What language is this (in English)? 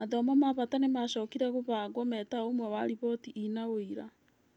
Kikuyu